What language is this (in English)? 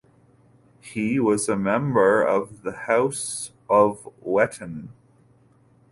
English